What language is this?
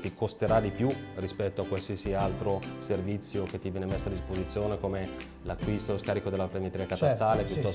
Italian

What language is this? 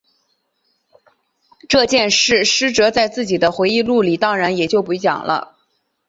Chinese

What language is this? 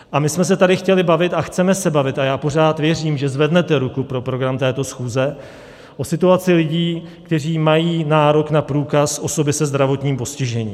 Czech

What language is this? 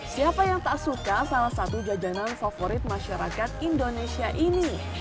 Indonesian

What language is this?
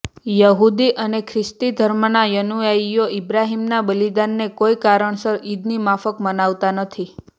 Gujarati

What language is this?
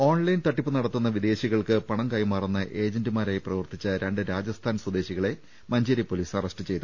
Malayalam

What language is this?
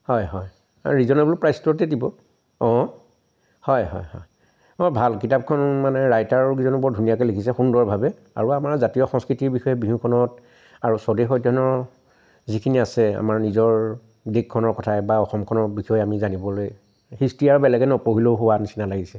Assamese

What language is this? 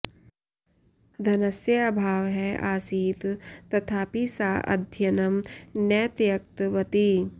Sanskrit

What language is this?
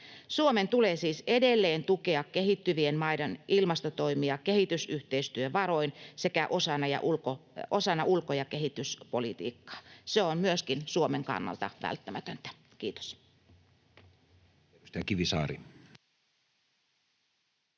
Finnish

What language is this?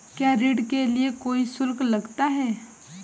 Hindi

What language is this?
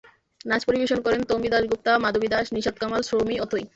Bangla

